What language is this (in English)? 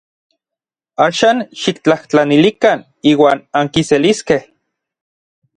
Orizaba Nahuatl